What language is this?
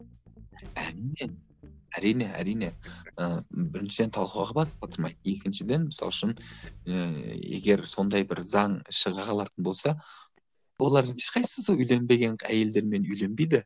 Kazakh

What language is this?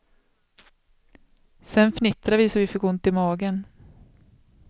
Swedish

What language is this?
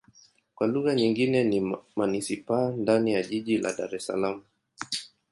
Swahili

